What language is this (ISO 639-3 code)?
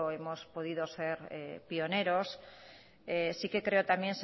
spa